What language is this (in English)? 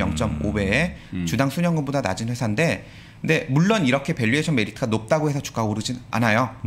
Korean